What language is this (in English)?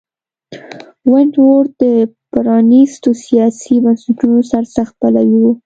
Pashto